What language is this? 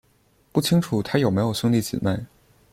Chinese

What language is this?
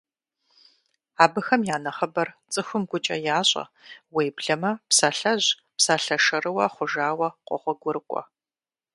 Kabardian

